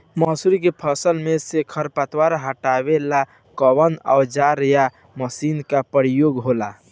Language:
Bhojpuri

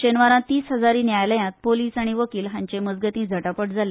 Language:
Konkani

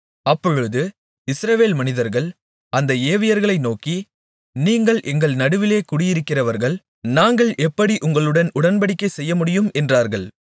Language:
Tamil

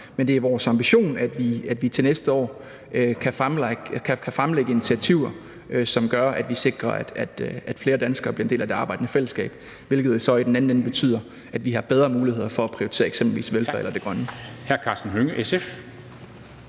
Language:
Danish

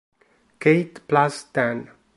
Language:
Italian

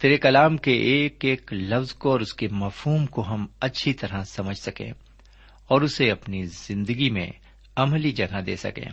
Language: Urdu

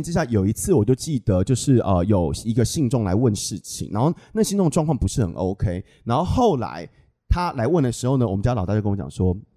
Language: Chinese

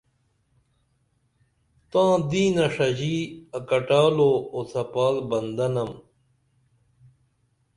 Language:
Dameli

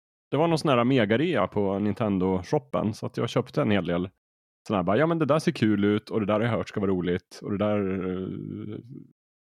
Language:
Swedish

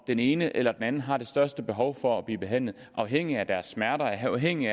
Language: Danish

